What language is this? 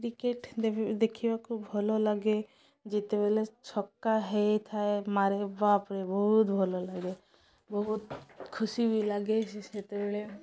Odia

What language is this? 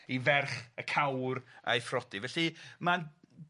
Welsh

